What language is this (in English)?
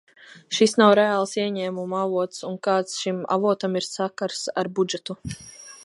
Latvian